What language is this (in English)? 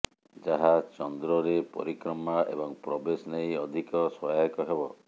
Odia